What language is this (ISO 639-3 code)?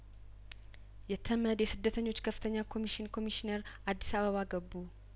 amh